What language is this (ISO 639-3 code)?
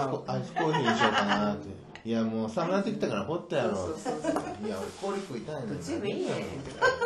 jpn